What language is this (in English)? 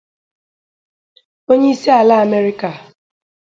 Igbo